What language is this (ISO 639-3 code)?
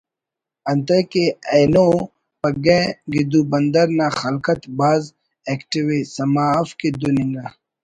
brh